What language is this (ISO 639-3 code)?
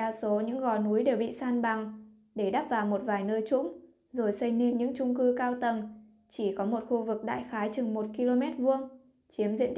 vie